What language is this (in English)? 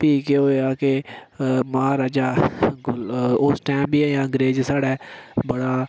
Dogri